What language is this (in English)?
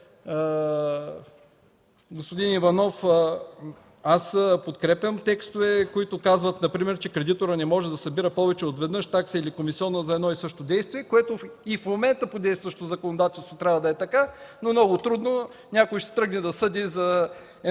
Bulgarian